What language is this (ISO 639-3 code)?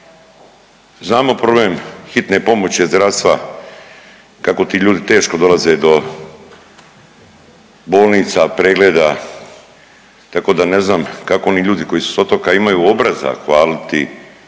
hrv